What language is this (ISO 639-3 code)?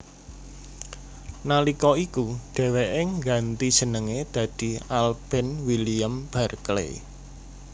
jav